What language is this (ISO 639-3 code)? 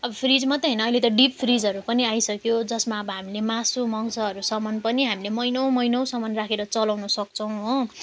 nep